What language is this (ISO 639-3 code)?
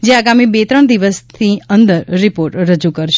guj